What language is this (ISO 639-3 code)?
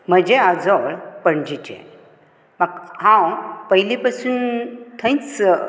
kok